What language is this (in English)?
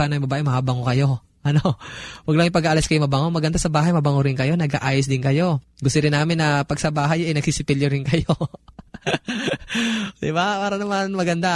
Filipino